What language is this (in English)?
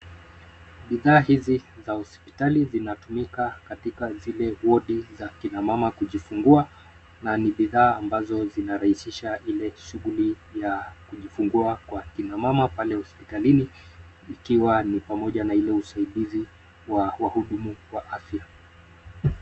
Swahili